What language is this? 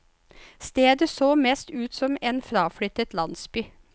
Norwegian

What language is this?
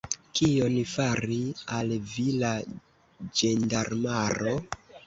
Esperanto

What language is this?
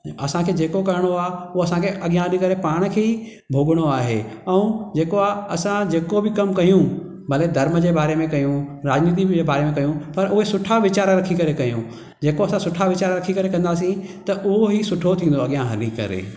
Sindhi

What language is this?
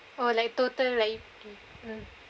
English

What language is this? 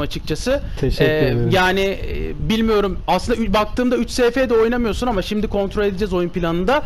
Turkish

